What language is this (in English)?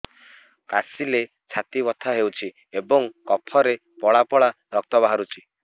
Odia